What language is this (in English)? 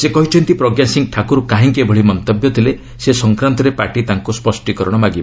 Odia